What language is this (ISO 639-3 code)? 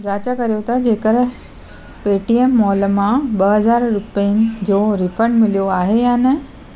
snd